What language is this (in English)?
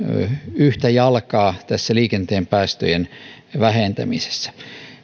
Finnish